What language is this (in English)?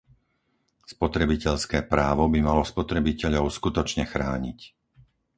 Slovak